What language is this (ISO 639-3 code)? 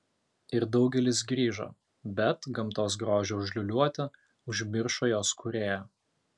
lit